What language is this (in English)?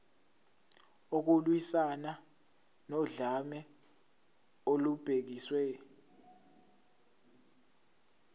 Zulu